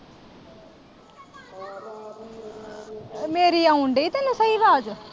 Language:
Punjabi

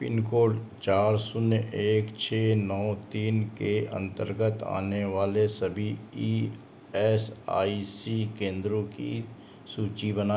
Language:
Hindi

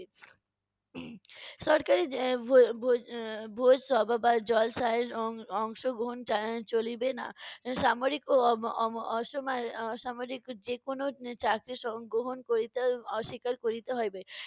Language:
Bangla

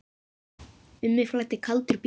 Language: Icelandic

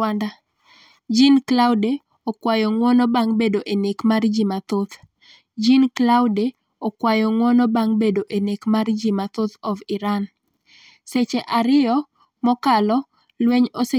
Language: Luo (Kenya and Tanzania)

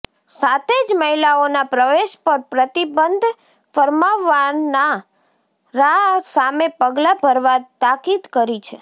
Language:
Gujarati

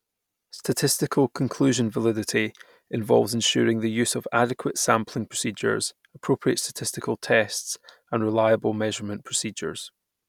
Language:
English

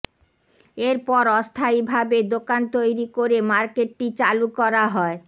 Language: Bangla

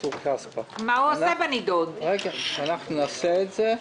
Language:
Hebrew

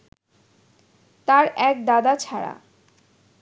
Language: Bangla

